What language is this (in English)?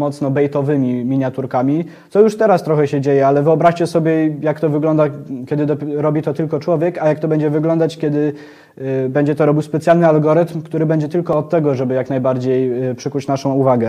Polish